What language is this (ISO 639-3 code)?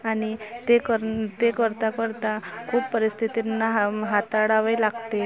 mar